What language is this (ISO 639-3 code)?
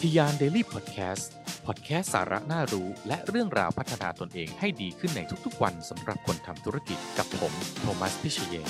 tha